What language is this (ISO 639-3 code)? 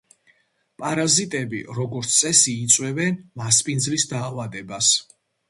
kat